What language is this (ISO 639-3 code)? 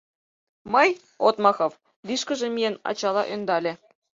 chm